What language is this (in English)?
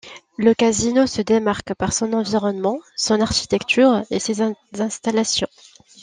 French